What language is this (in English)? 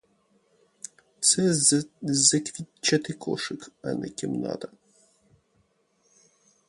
Ukrainian